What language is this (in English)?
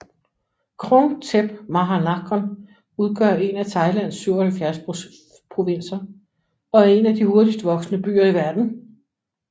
Danish